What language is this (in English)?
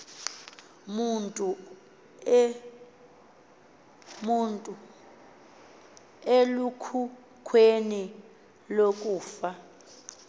Xhosa